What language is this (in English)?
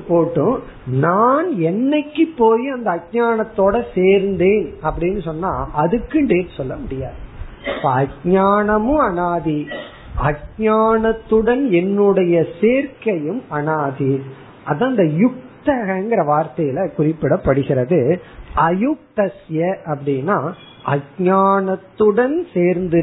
Tamil